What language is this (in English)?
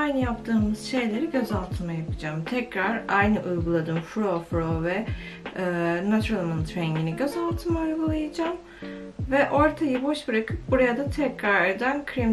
Turkish